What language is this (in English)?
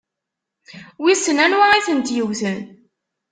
Kabyle